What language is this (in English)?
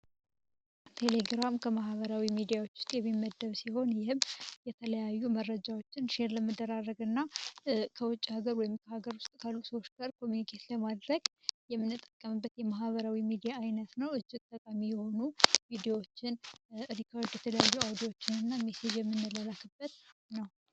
Amharic